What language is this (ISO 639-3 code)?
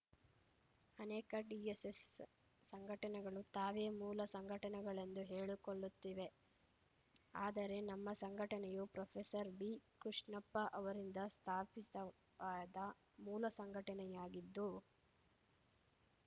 kan